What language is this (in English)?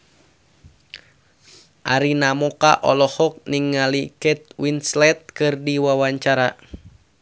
Sundanese